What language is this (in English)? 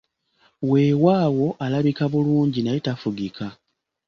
Ganda